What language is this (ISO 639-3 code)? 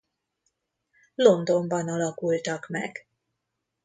hun